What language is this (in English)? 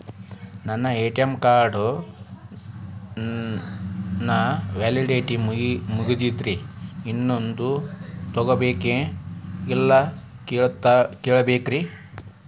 Kannada